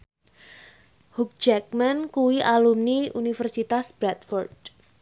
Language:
Javanese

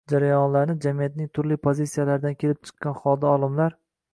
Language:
Uzbek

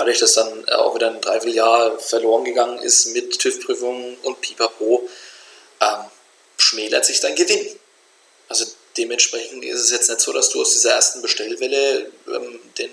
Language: German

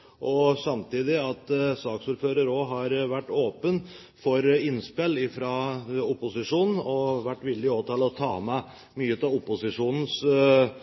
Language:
Norwegian Bokmål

